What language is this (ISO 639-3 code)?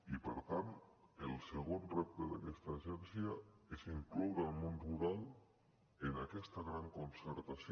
cat